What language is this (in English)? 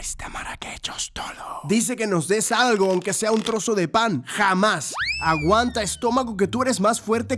Spanish